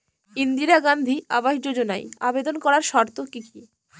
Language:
Bangla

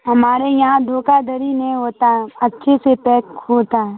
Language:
Urdu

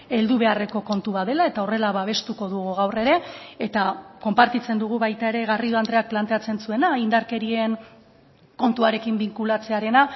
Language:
Basque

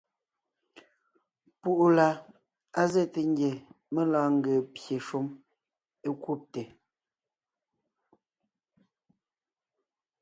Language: Ngiemboon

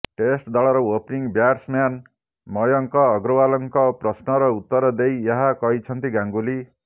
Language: Odia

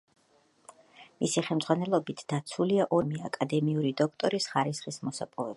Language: Georgian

